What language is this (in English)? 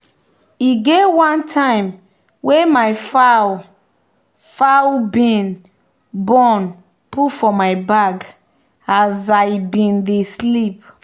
Nigerian Pidgin